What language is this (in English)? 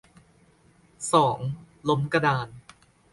Thai